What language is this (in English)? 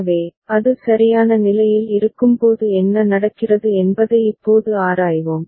Tamil